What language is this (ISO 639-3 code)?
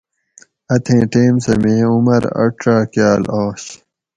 gwc